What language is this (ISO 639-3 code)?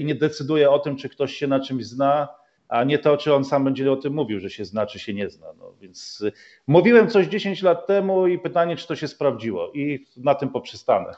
pol